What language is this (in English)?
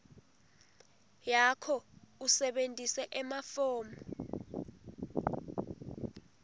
Swati